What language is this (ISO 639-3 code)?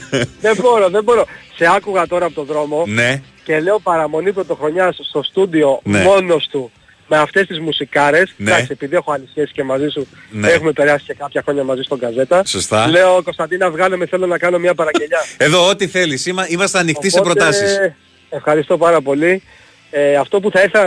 ell